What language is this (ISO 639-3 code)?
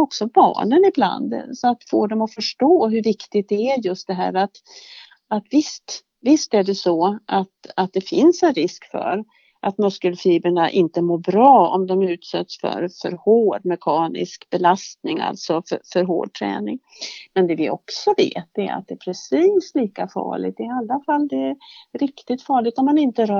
swe